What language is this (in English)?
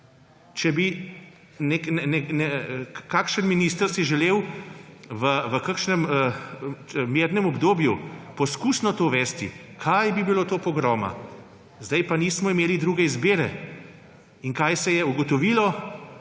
Slovenian